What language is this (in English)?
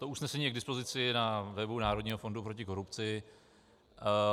Czech